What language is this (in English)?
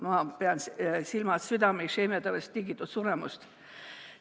Estonian